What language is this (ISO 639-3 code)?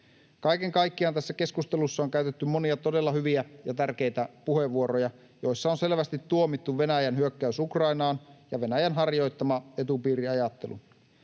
fin